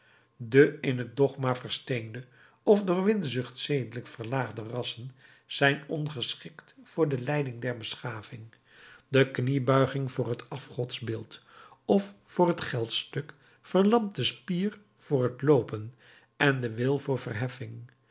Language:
Dutch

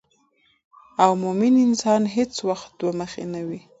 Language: Pashto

